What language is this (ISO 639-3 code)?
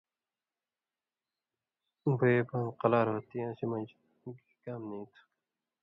mvy